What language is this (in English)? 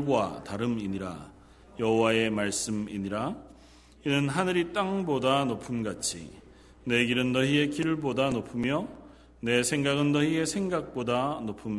Korean